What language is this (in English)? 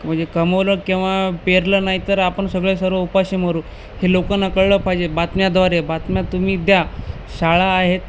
Marathi